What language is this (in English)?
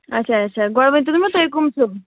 Kashmiri